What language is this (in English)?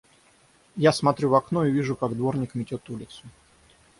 Russian